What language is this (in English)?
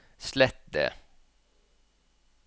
Norwegian